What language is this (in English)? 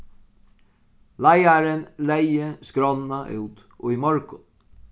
Faroese